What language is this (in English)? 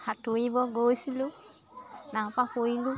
Assamese